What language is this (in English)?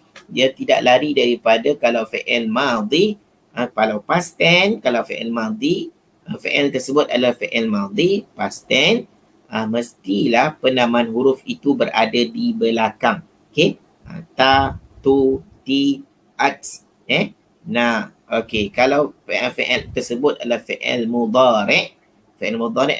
Malay